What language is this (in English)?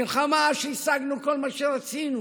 Hebrew